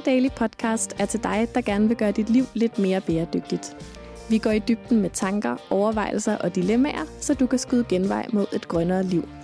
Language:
Danish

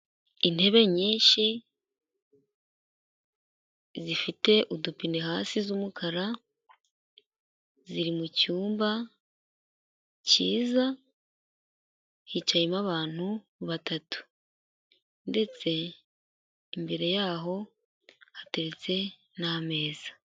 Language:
Kinyarwanda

